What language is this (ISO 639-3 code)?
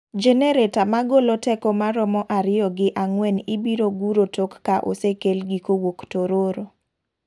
luo